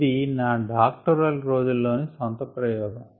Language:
Telugu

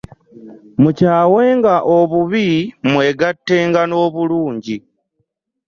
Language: Ganda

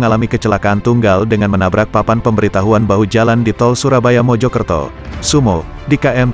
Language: Indonesian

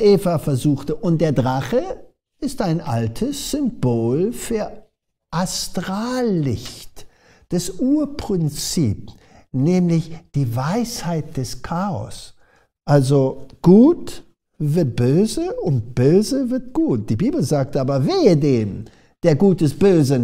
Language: German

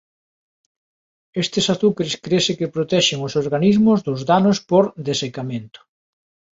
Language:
Galician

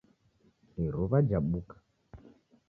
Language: Taita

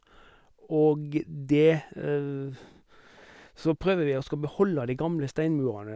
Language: Norwegian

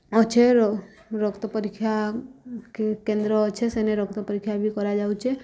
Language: Odia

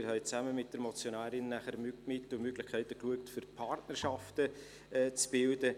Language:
Swiss German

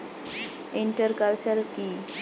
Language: Bangla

